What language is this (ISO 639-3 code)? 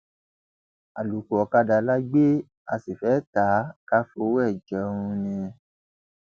yor